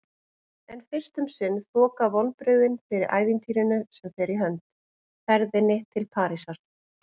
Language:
Icelandic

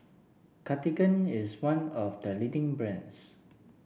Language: English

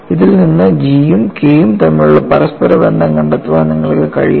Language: Malayalam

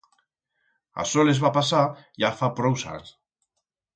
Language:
Aragonese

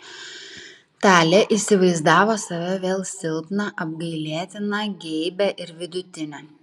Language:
Lithuanian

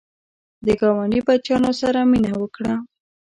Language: Pashto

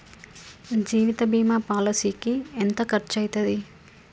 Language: Telugu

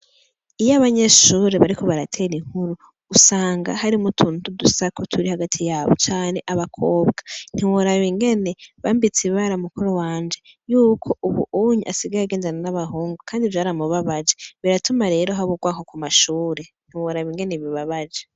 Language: Rundi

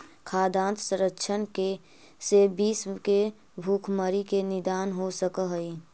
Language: Magahi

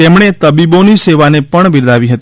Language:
Gujarati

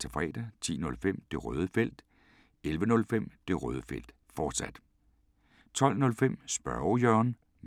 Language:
Danish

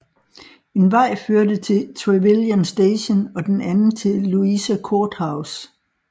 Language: Danish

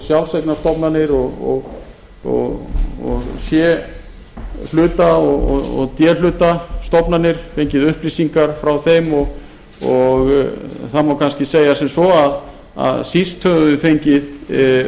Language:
Icelandic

